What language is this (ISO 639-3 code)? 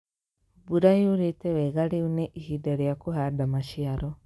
kik